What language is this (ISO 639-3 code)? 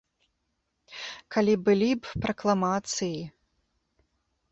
bel